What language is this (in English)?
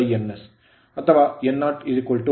Kannada